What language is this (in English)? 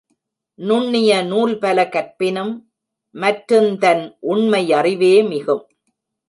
Tamil